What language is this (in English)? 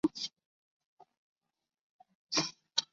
Chinese